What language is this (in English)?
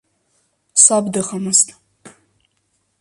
Abkhazian